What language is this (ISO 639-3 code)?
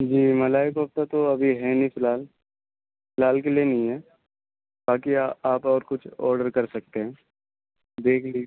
urd